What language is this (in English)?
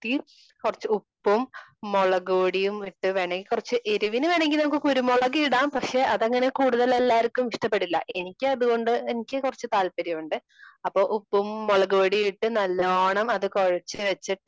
Malayalam